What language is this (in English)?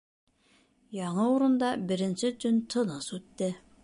Bashkir